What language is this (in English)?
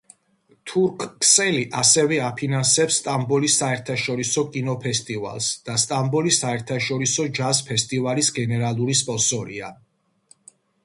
Georgian